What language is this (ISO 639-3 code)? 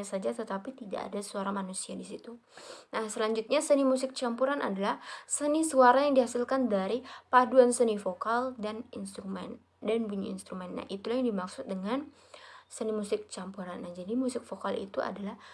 ind